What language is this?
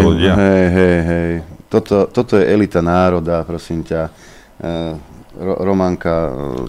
Slovak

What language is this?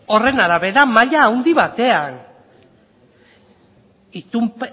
Basque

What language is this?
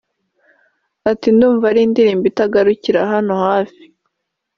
Kinyarwanda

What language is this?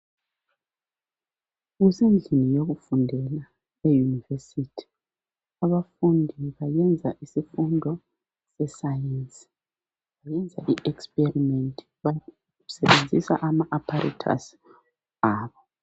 North Ndebele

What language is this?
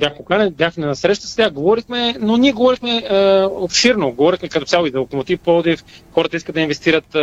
Bulgarian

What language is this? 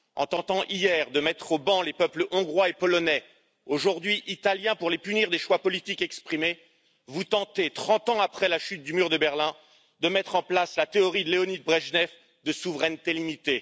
French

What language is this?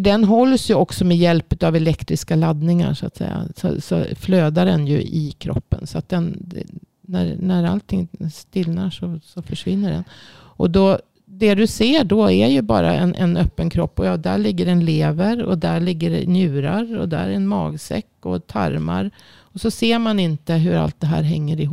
Swedish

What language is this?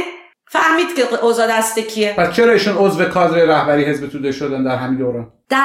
Persian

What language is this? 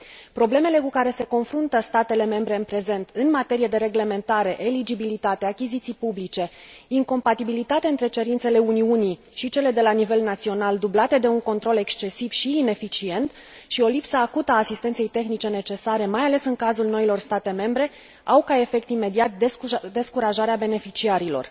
Romanian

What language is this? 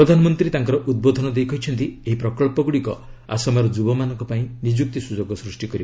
Odia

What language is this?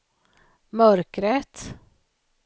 Swedish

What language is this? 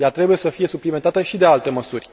Romanian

